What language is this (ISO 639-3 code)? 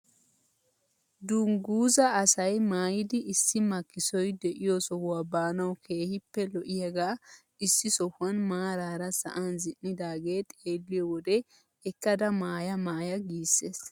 wal